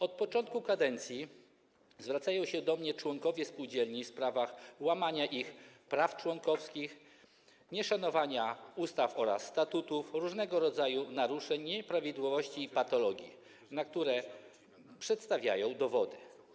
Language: Polish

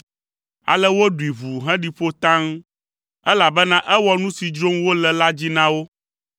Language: Ewe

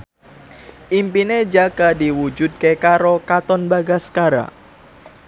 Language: Javanese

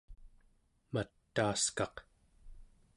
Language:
Central Yupik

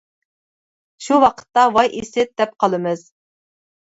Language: Uyghur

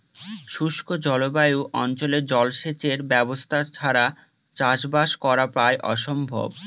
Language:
Bangla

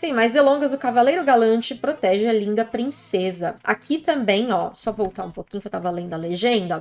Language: Portuguese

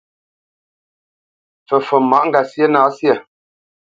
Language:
Bamenyam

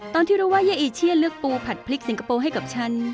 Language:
Thai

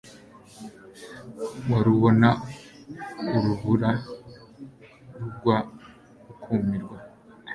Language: Kinyarwanda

